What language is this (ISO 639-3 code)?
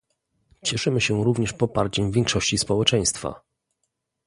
pol